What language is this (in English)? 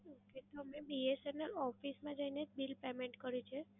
Gujarati